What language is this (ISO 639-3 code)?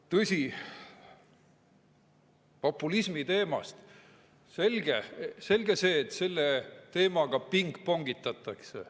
est